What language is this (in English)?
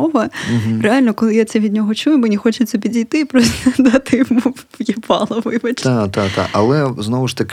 Ukrainian